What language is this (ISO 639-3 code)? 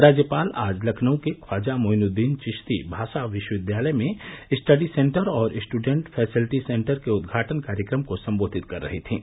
hin